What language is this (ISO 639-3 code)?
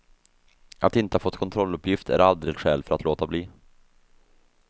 swe